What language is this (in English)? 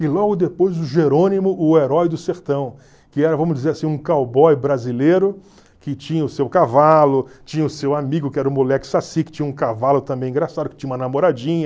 Portuguese